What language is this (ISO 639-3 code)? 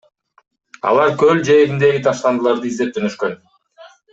kir